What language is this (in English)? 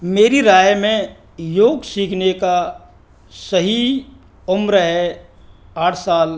Hindi